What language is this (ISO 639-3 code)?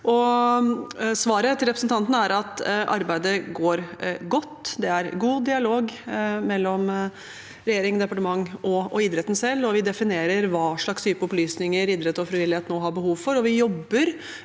nor